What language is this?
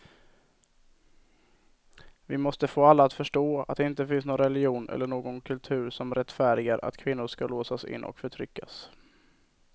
Swedish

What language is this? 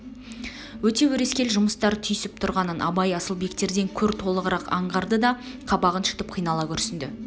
Kazakh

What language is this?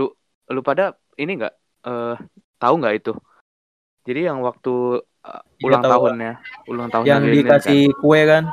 Indonesian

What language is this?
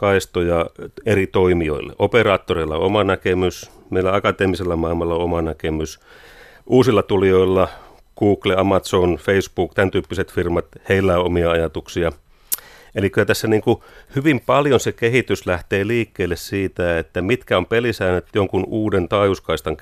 Finnish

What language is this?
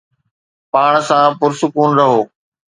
Sindhi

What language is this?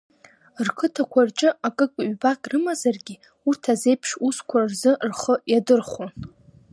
Abkhazian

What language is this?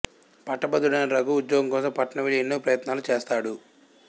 Telugu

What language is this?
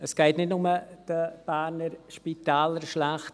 Swiss German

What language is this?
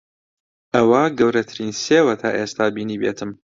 Central Kurdish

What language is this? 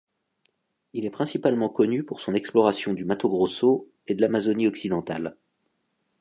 French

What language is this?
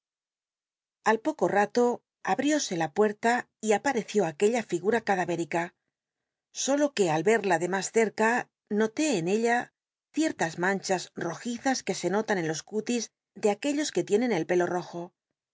Spanish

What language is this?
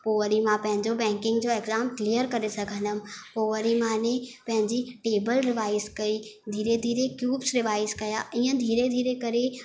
Sindhi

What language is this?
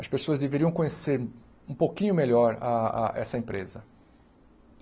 Portuguese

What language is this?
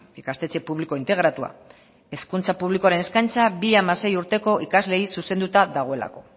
Basque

